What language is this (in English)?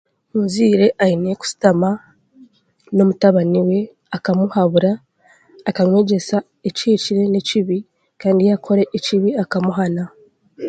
Chiga